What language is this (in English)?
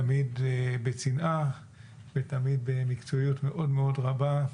Hebrew